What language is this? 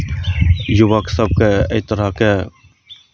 Maithili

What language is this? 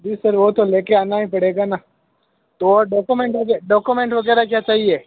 Hindi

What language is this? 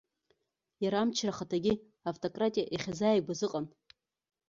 Abkhazian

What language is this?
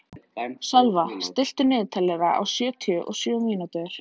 Icelandic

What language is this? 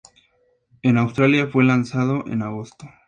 Spanish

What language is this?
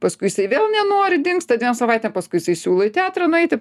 Lithuanian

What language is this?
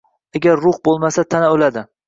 Uzbek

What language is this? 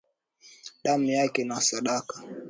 Swahili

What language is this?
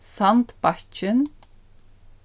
Faroese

